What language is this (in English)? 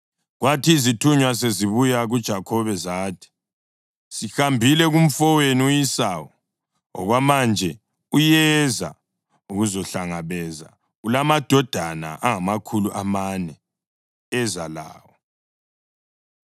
North Ndebele